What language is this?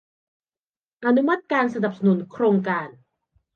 Thai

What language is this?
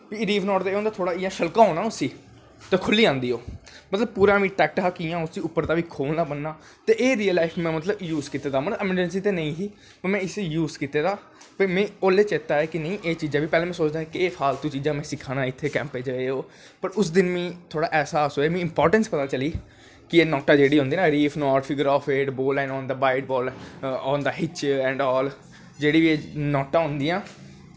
Dogri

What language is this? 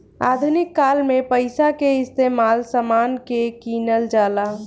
Bhojpuri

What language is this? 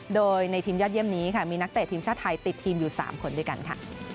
Thai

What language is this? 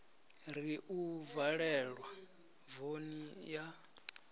Venda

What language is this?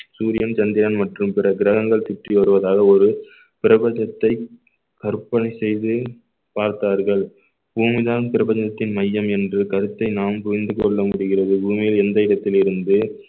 Tamil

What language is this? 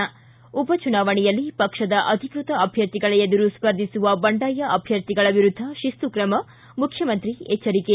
Kannada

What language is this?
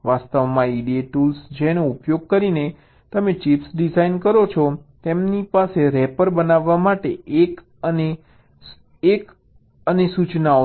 Gujarati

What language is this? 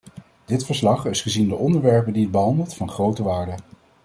Dutch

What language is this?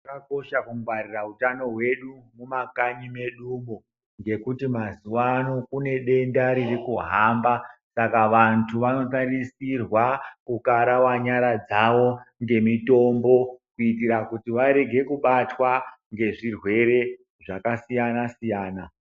Ndau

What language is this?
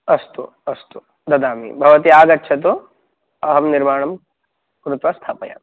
Sanskrit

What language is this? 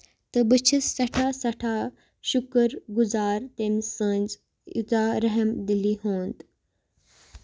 Kashmiri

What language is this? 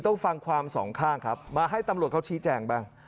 Thai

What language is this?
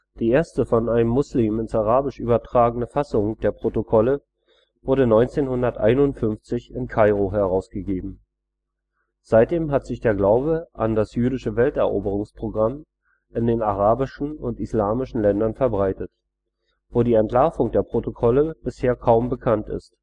German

